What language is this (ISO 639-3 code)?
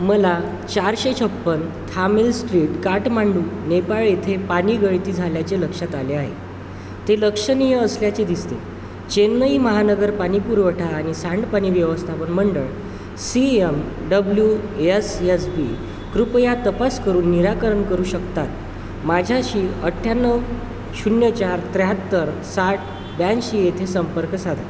mar